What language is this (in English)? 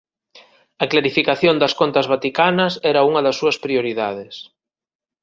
Galician